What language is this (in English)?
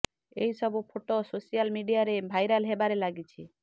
Odia